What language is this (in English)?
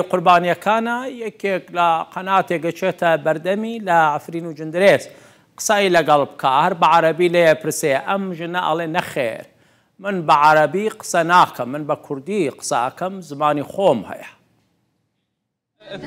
Arabic